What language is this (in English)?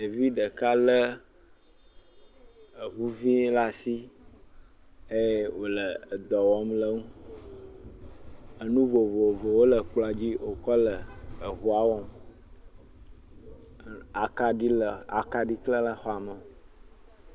Ewe